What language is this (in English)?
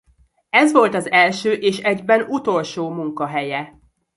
Hungarian